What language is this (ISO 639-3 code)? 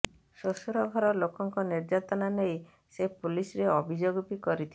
ori